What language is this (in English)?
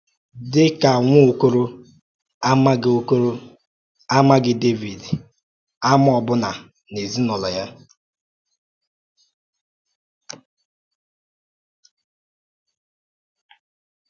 Igbo